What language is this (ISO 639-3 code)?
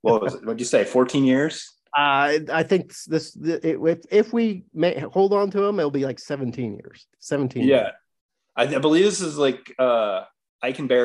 eng